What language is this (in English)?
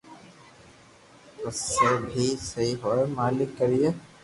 Loarki